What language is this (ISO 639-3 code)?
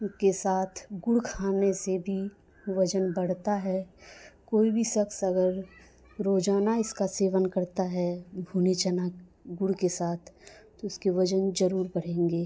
urd